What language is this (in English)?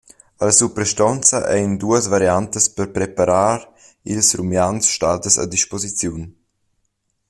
Romansh